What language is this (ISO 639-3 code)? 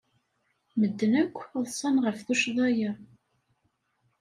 kab